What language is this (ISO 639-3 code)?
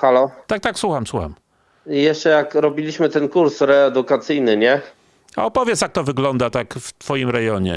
pol